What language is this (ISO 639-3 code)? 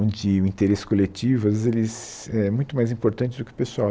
por